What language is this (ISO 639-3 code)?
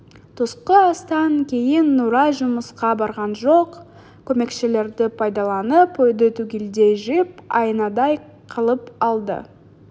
kaz